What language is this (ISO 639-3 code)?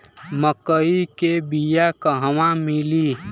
bho